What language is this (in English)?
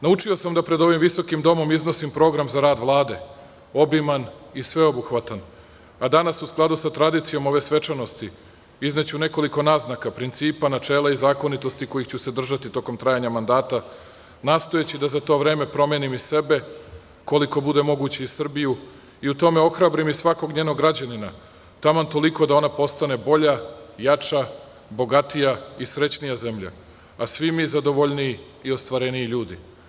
Serbian